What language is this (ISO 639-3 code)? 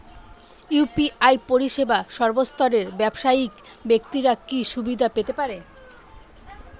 ben